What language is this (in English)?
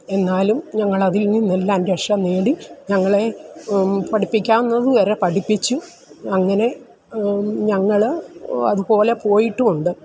Malayalam